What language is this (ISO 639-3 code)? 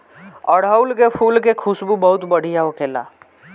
bho